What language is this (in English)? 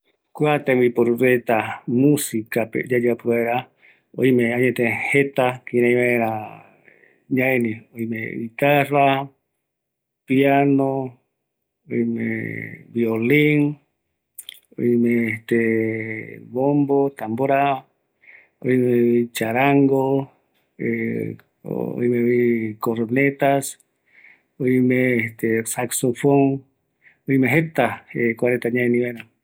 Eastern Bolivian Guaraní